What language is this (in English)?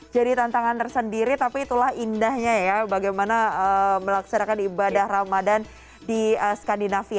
Indonesian